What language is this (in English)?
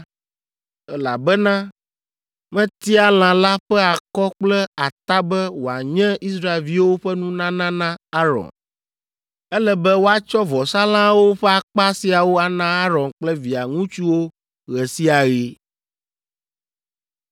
Ewe